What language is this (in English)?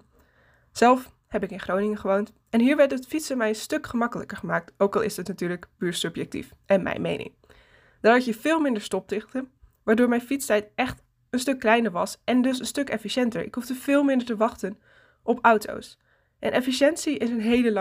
Dutch